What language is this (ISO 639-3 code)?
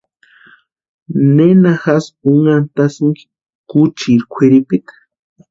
pua